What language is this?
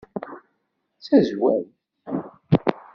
Kabyle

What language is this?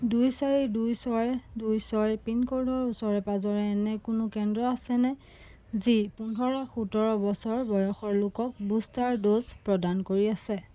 Assamese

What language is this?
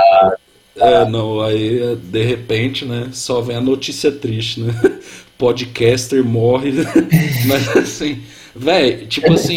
Portuguese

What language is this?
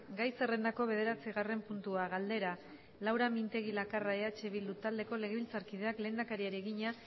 Basque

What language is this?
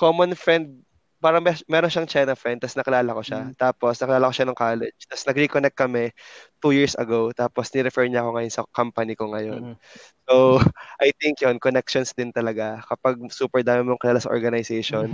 Filipino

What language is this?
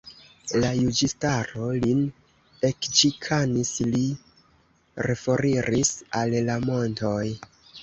Esperanto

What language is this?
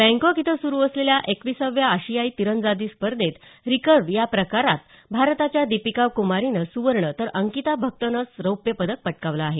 Marathi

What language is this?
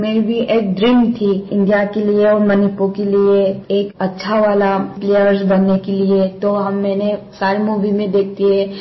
Hindi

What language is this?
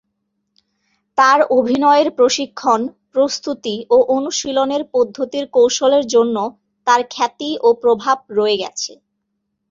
Bangla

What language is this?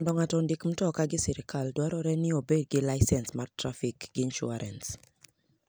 Luo (Kenya and Tanzania)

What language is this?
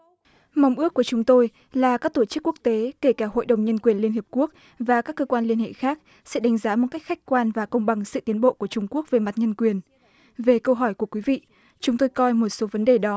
Vietnamese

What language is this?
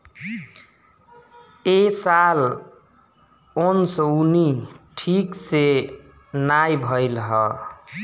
Bhojpuri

